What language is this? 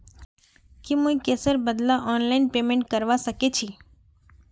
Magahi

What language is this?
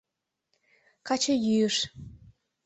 Mari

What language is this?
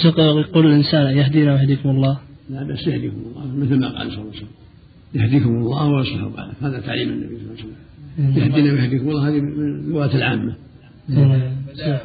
Arabic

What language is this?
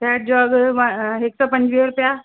Sindhi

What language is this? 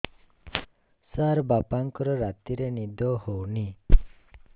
Odia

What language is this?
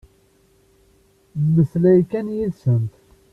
Kabyle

